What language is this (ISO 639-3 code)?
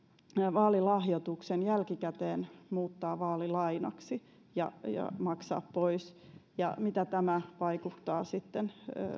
fin